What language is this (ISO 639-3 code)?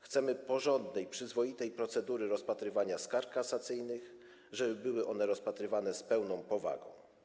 pol